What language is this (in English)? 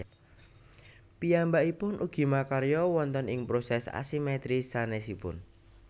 Javanese